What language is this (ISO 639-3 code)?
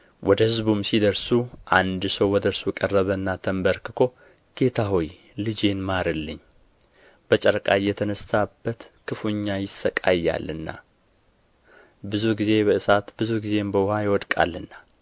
amh